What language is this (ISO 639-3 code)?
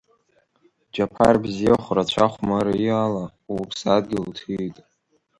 abk